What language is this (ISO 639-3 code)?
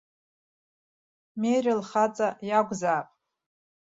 abk